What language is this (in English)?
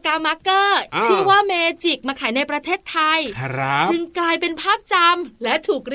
Thai